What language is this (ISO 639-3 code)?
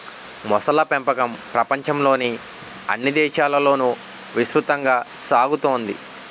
tel